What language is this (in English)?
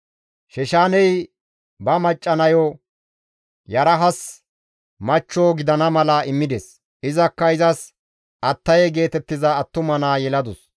Gamo